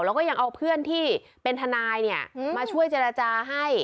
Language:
Thai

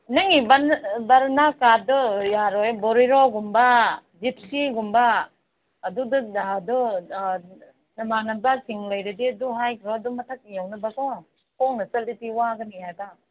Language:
Manipuri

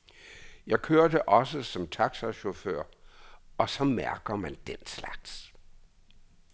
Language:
Danish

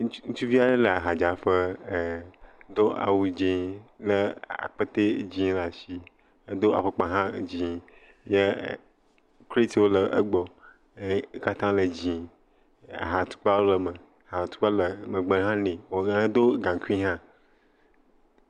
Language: Ewe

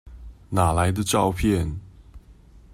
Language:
Chinese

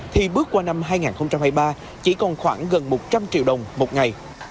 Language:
Vietnamese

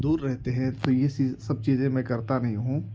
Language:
Urdu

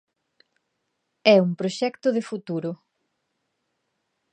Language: Galician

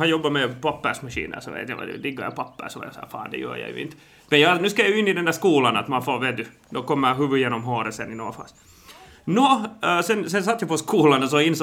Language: Swedish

